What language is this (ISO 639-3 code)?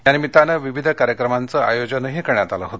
mar